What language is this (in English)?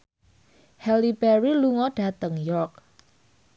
Javanese